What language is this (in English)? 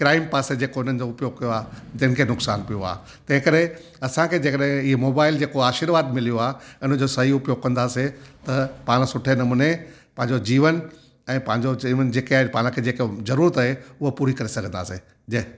Sindhi